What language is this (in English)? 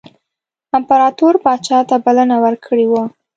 Pashto